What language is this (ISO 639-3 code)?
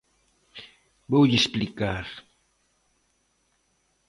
glg